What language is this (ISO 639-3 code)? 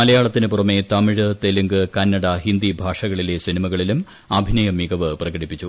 mal